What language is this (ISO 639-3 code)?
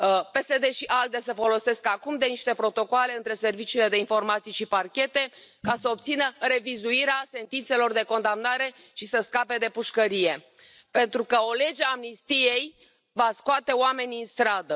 ron